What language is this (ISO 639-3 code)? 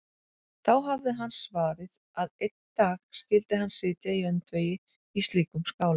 isl